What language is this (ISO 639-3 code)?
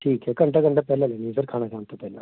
pan